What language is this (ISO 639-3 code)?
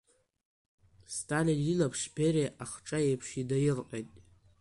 abk